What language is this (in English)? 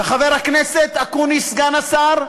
Hebrew